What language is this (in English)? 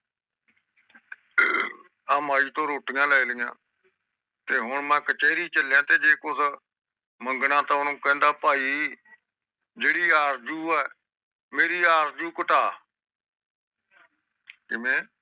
Punjabi